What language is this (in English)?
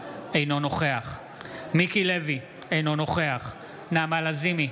Hebrew